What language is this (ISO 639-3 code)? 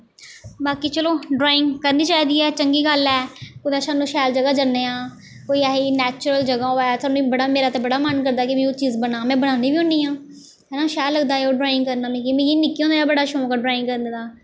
doi